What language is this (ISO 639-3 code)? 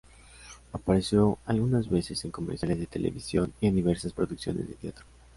spa